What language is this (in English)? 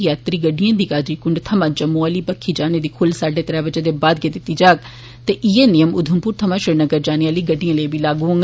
Dogri